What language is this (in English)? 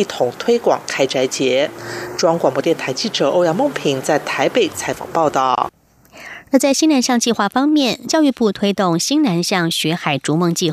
Chinese